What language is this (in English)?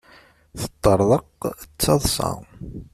Kabyle